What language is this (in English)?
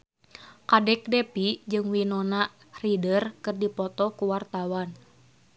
Sundanese